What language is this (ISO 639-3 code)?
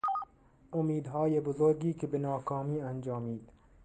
fas